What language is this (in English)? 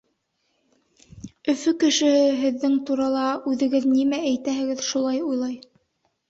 Bashkir